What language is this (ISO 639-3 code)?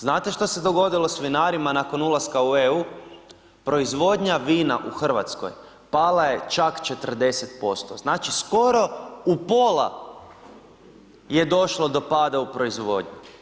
hrv